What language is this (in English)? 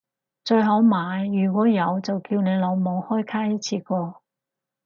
Cantonese